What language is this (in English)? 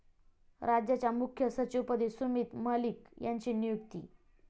Marathi